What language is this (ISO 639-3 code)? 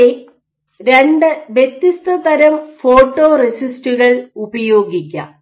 mal